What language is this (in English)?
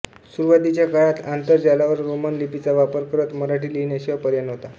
Marathi